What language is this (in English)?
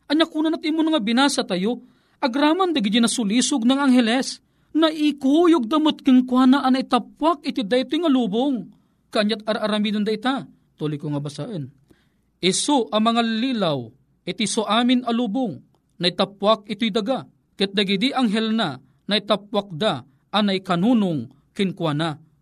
Filipino